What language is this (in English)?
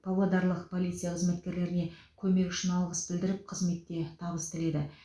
Kazakh